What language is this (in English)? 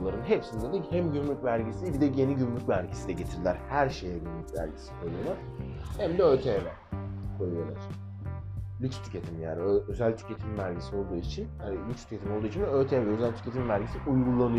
Turkish